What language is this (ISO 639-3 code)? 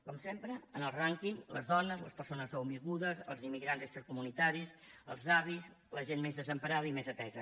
cat